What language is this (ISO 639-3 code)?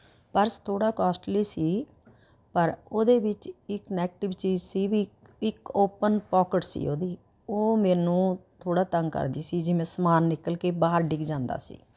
pan